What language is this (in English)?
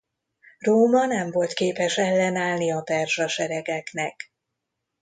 Hungarian